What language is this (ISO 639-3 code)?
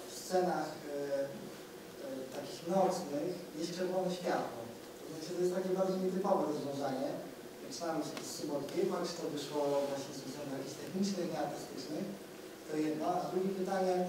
pol